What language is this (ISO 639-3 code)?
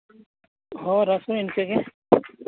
sat